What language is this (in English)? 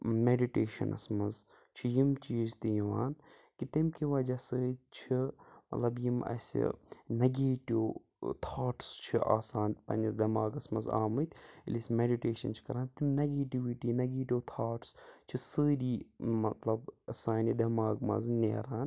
Kashmiri